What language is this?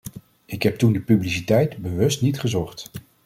Dutch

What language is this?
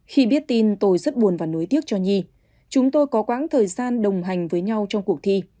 Vietnamese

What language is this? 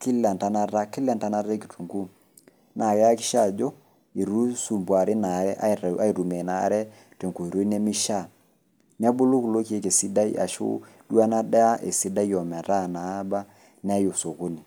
Masai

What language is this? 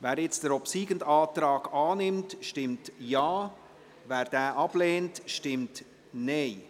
Swiss German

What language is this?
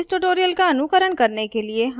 Hindi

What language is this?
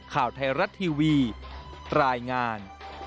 Thai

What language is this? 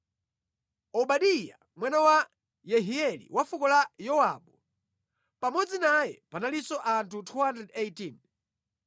Nyanja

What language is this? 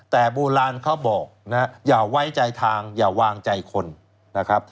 Thai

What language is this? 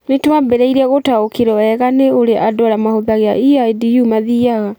Kikuyu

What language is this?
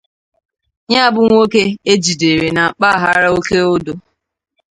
Igbo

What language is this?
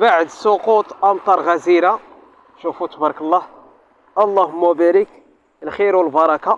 Arabic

